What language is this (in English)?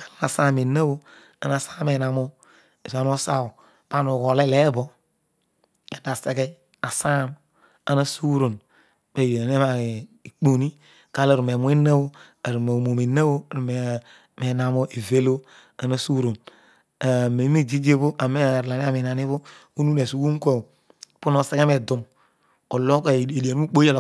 Odual